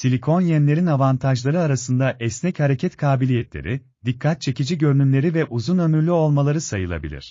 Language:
Turkish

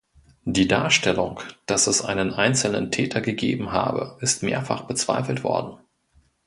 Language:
German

